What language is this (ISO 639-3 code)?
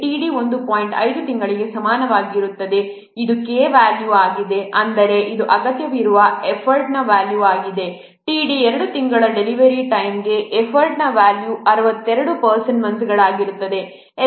kan